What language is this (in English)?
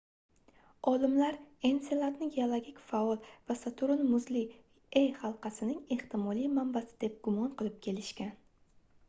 Uzbek